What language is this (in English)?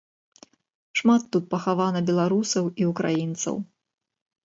Belarusian